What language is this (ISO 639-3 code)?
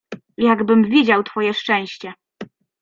pol